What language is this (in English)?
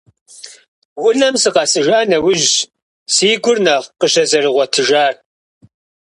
Kabardian